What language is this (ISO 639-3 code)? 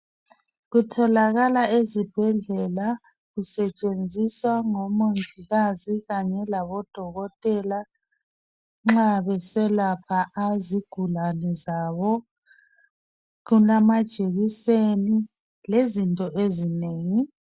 nde